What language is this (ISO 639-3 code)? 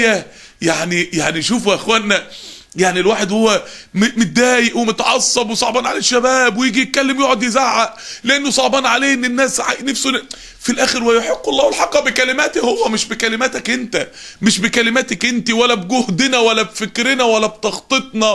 ara